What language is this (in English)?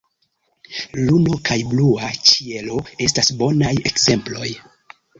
Esperanto